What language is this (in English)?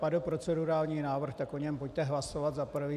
Czech